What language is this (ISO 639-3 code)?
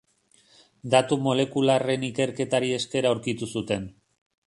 eus